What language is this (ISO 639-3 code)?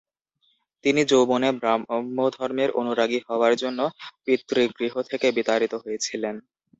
ben